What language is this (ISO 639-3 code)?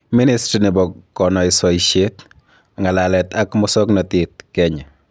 kln